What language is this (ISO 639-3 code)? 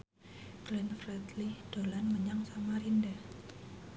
jav